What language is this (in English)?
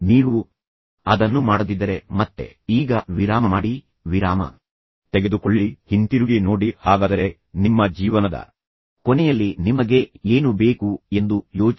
Kannada